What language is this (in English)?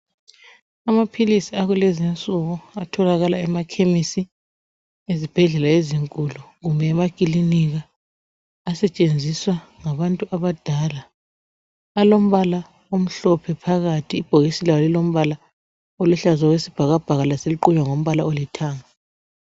North Ndebele